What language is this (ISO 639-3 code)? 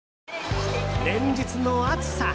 jpn